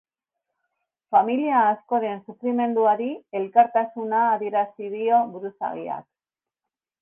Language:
Basque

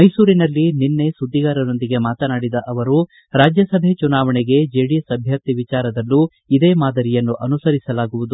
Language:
Kannada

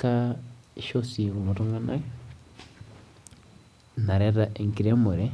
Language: Masai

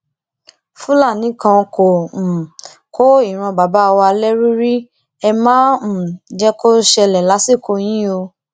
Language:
Yoruba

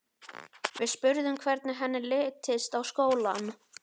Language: Icelandic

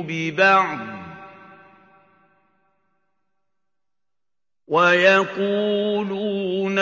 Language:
Arabic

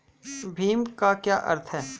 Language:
Hindi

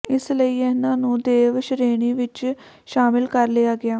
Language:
Punjabi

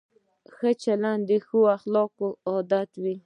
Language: Pashto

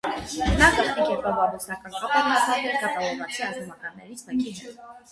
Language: Armenian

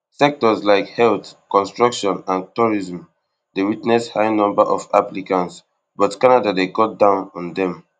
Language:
Nigerian Pidgin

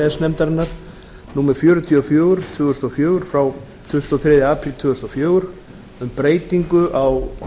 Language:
Icelandic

